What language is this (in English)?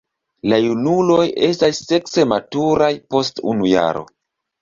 Esperanto